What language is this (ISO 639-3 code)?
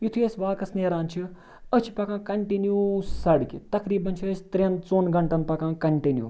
kas